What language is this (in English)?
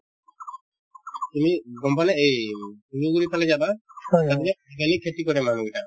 Assamese